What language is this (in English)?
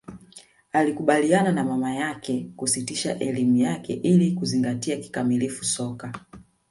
Swahili